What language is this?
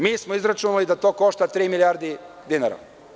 Serbian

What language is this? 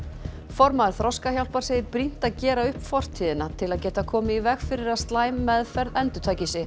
Icelandic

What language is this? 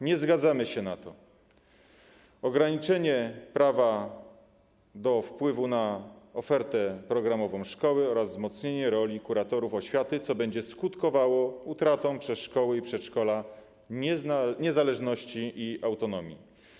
Polish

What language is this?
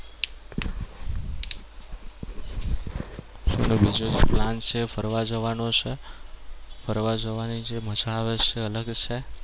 Gujarati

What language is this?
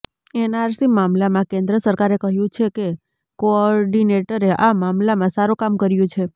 Gujarati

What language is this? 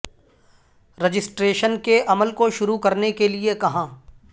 Urdu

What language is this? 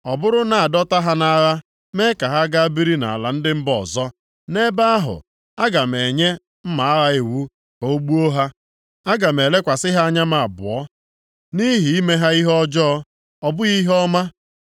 Igbo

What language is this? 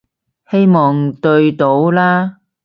Cantonese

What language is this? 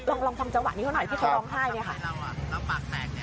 Thai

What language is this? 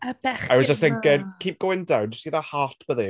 Welsh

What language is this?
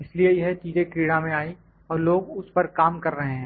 Hindi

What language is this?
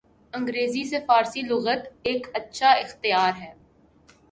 Urdu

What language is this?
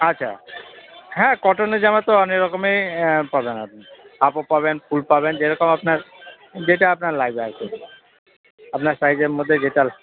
Bangla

